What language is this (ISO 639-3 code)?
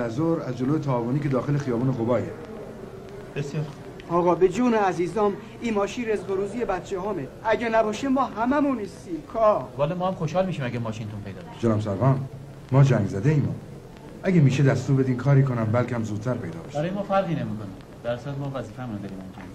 fas